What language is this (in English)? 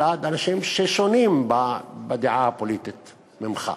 Hebrew